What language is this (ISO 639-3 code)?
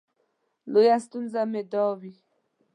pus